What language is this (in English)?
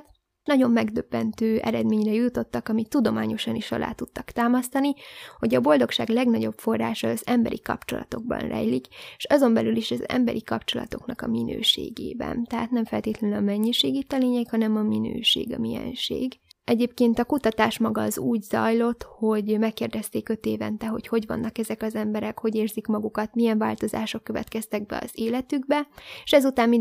Hungarian